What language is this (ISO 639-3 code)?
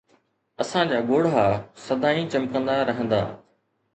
snd